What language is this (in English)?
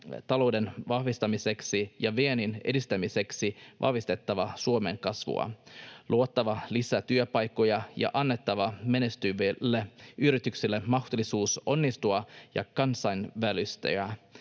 Finnish